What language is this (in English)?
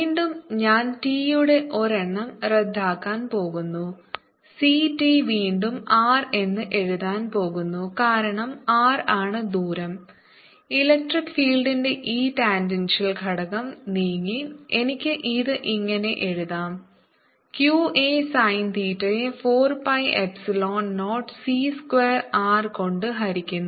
Malayalam